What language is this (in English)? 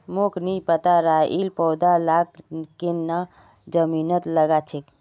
Magahi